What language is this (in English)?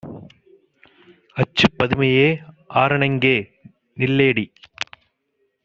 Tamil